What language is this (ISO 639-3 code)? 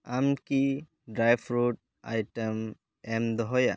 sat